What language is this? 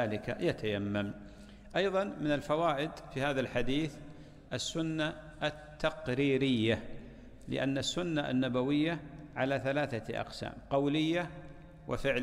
Arabic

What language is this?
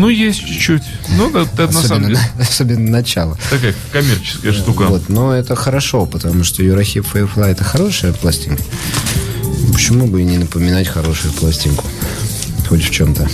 Russian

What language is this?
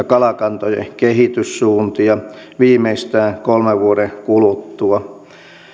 Finnish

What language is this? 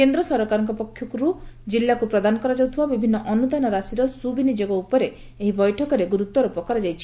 Odia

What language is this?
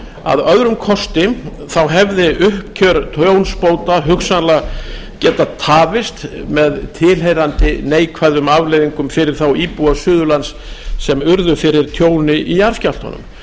Icelandic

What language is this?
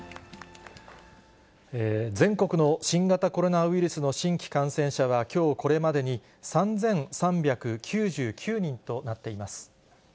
Japanese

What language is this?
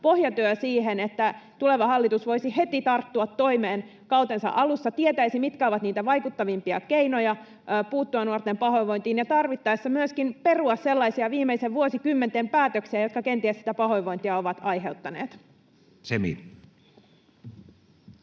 Finnish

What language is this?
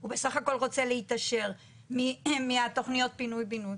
Hebrew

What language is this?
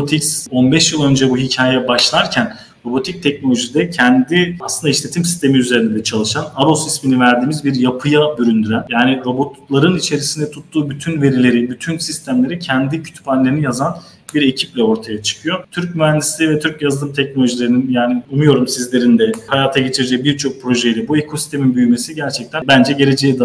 Turkish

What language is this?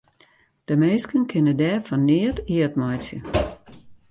Western Frisian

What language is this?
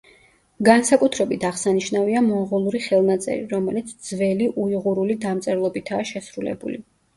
Georgian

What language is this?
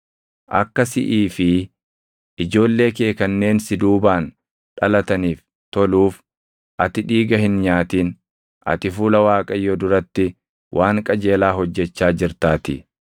Oromo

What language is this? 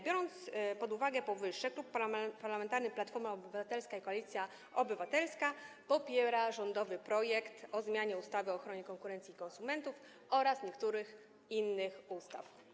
Polish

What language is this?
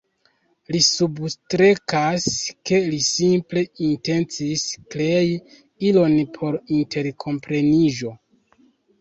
Esperanto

